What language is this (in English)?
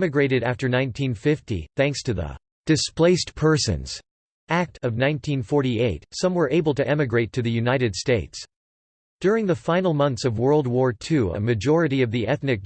English